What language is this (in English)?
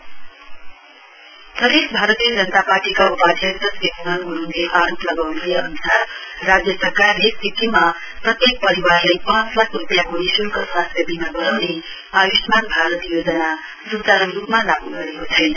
Nepali